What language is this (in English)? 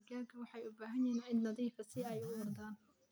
Somali